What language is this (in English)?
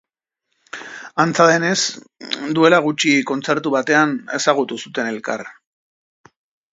Basque